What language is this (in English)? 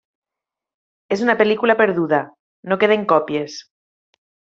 Catalan